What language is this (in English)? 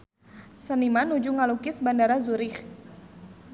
Sundanese